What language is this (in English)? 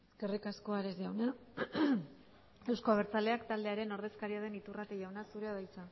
Basque